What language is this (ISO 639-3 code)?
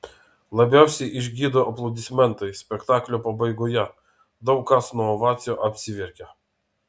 lit